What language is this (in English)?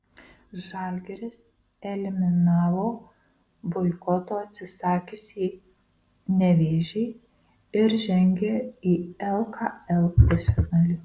Lithuanian